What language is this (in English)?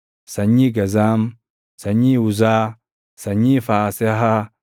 Oromo